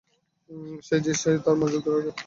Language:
Bangla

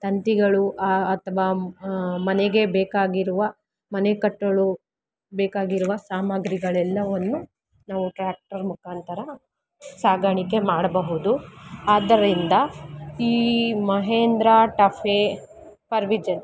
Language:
Kannada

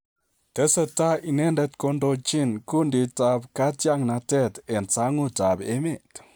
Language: Kalenjin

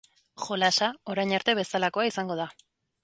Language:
Basque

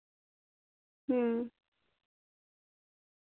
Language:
Santali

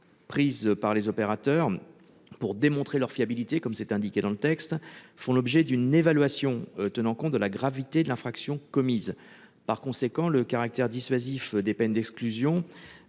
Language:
French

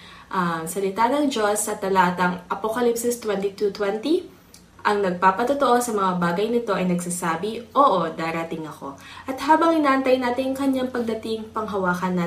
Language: Filipino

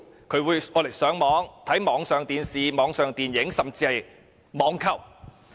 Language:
Cantonese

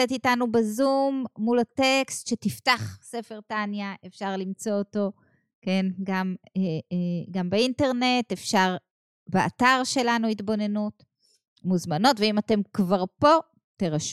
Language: Hebrew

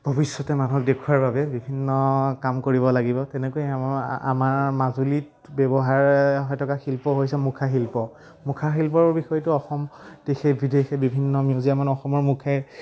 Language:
Assamese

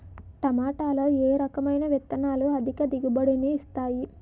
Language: Telugu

